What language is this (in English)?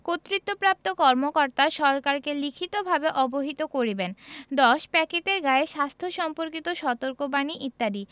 Bangla